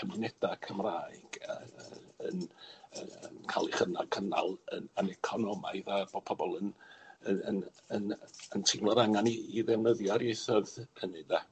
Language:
Welsh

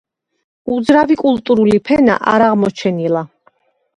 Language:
Georgian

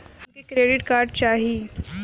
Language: Bhojpuri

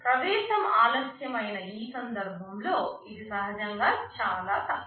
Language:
Telugu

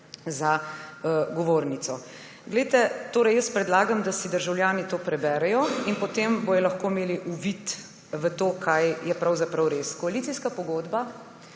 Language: Slovenian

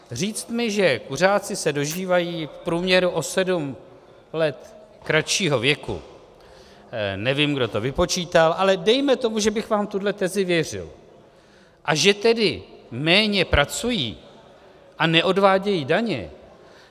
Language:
Czech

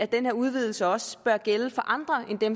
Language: Danish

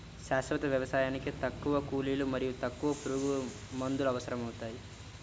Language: Telugu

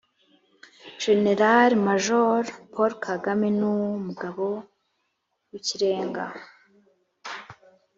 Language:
Kinyarwanda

